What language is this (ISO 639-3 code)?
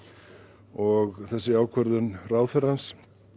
isl